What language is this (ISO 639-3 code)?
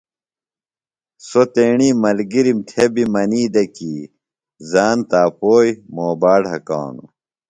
phl